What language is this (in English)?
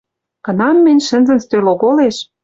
Western Mari